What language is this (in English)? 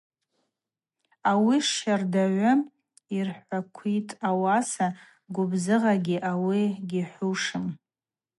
Abaza